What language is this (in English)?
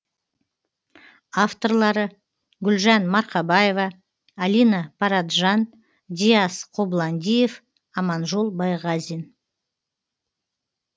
Kazakh